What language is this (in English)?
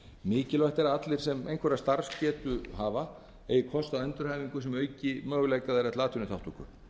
Icelandic